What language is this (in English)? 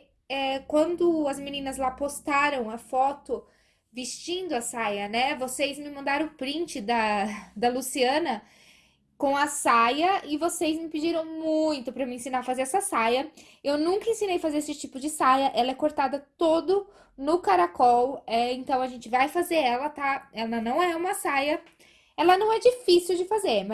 Portuguese